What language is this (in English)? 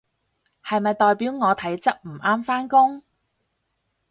Cantonese